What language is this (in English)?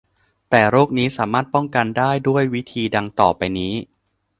Thai